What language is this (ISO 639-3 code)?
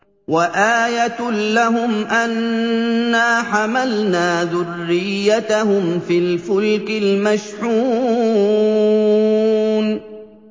ara